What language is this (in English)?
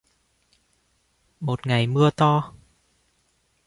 Vietnamese